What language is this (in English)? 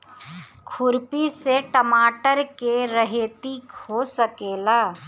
Bhojpuri